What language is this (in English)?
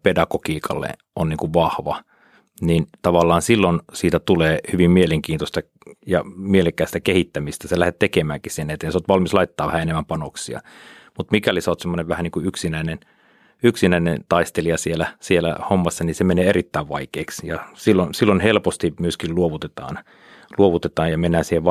Finnish